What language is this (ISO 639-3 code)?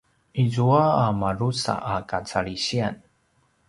pwn